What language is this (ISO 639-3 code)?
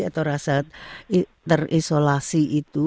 ind